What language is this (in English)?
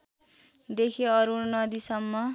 Nepali